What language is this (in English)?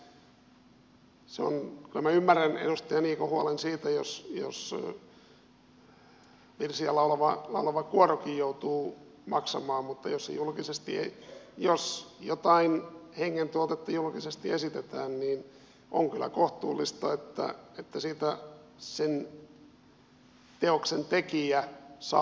Finnish